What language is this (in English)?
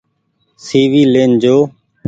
Goaria